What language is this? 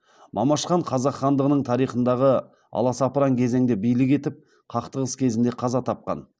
Kazakh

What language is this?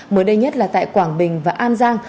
Vietnamese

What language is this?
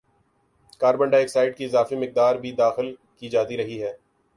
Urdu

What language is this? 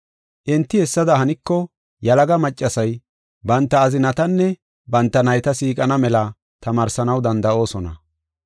Gofa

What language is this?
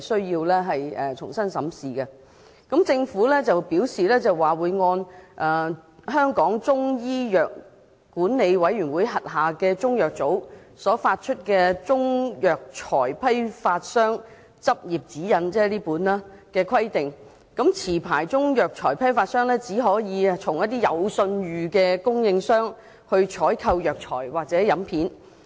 Cantonese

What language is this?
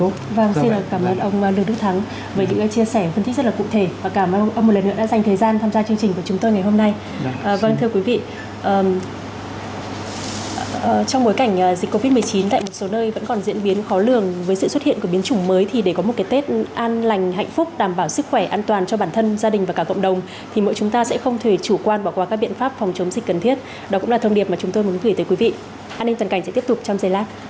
Vietnamese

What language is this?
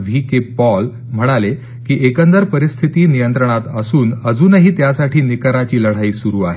Marathi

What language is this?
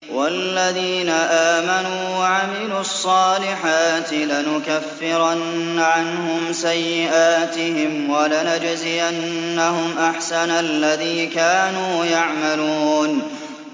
Arabic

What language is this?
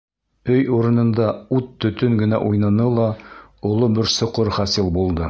Bashkir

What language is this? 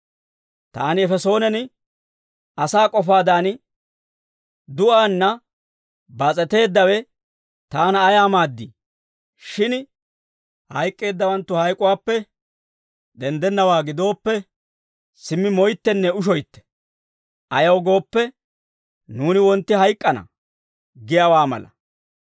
Dawro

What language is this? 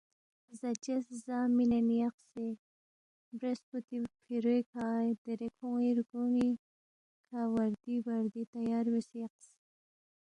Balti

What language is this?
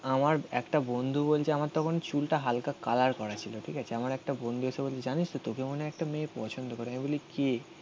Bangla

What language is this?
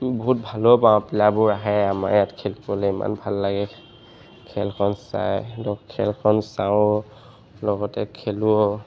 Assamese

